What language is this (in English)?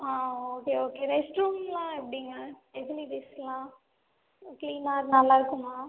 Tamil